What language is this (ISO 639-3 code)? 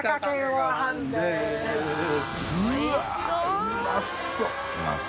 jpn